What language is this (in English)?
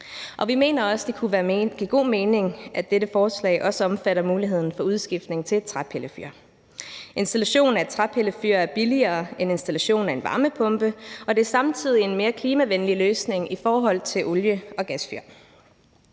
Danish